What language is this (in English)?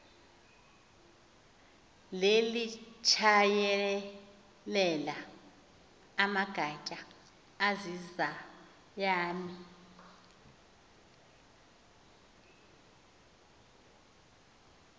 Xhosa